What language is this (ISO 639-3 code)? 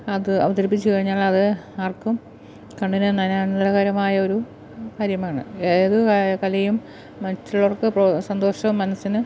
mal